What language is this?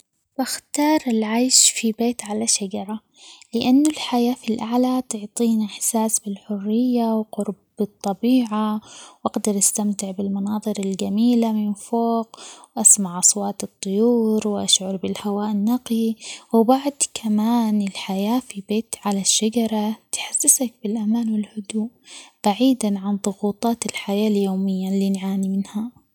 Omani Arabic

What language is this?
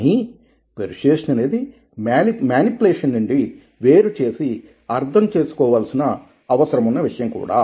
Telugu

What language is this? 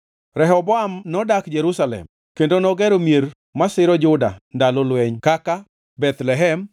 Luo (Kenya and Tanzania)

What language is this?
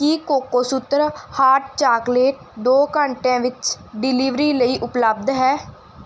Punjabi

